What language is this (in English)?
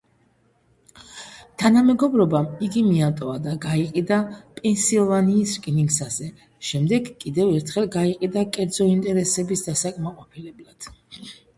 Georgian